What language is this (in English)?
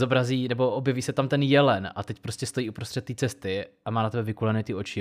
Czech